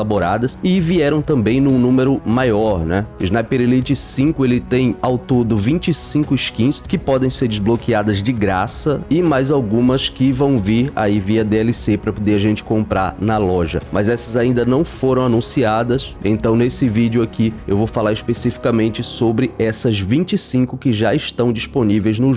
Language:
Portuguese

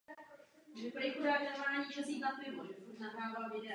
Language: Czech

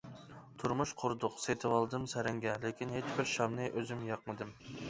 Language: Uyghur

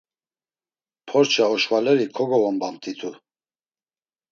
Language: Laz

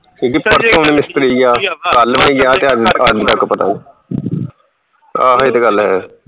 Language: Punjabi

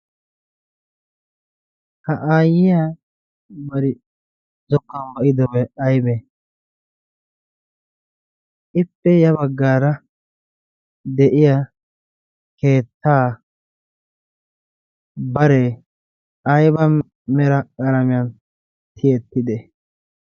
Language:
Wolaytta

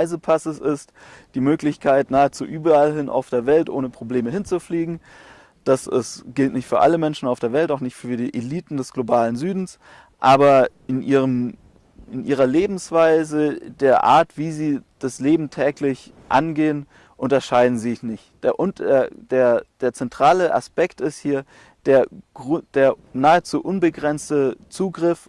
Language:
German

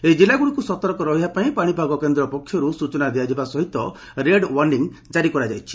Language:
Odia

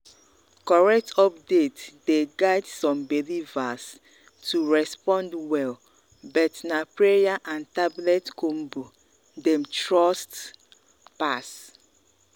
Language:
Nigerian Pidgin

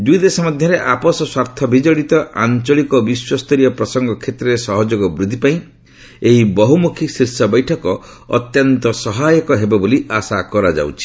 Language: Odia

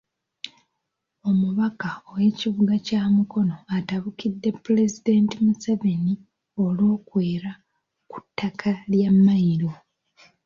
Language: Ganda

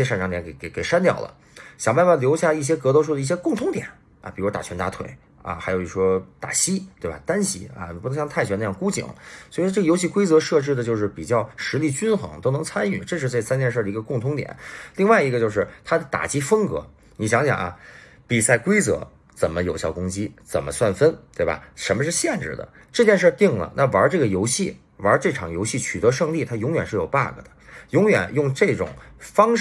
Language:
Chinese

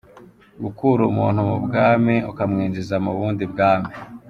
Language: Kinyarwanda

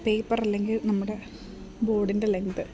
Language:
Malayalam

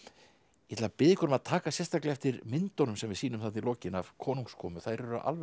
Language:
Icelandic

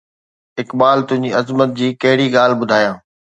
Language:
Sindhi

